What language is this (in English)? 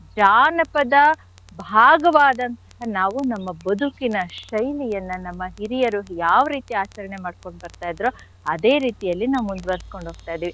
Kannada